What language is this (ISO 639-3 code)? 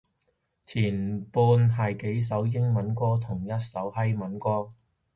yue